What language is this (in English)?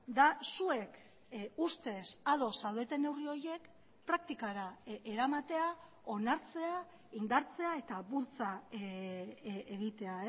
Basque